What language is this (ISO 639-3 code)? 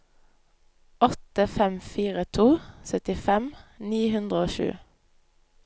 nor